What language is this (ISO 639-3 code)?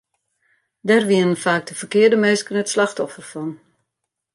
fry